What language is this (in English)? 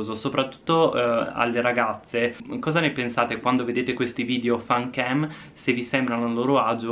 Italian